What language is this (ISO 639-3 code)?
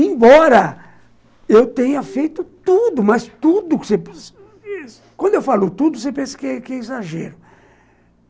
por